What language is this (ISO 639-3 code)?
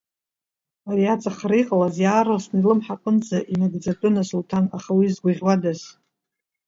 abk